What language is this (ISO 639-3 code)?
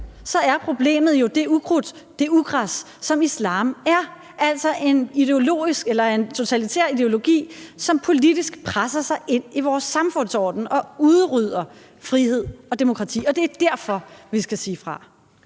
dan